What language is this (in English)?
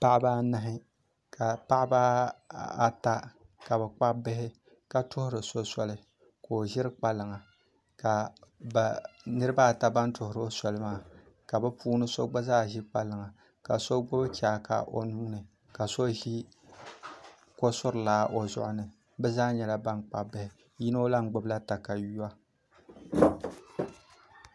Dagbani